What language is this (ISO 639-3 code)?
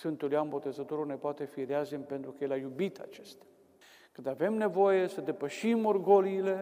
ron